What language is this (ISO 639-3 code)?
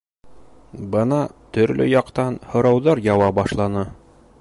bak